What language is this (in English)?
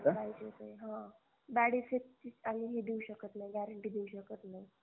Marathi